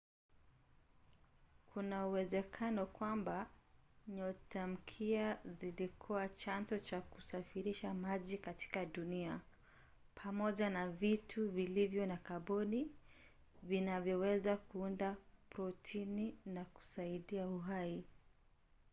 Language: Swahili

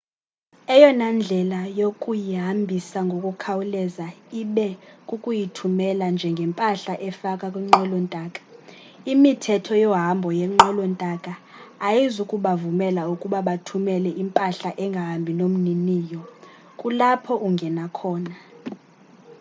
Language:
Xhosa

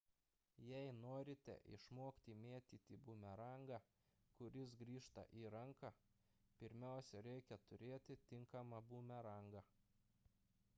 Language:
Lithuanian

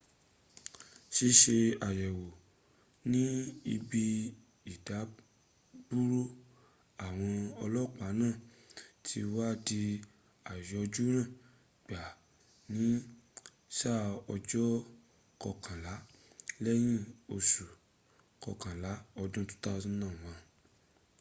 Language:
Yoruba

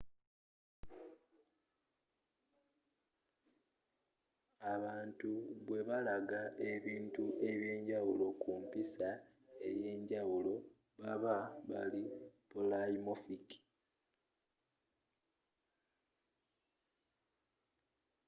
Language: Ganda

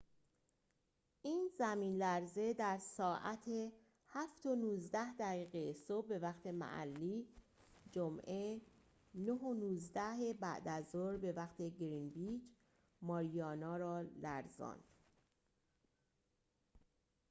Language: Persian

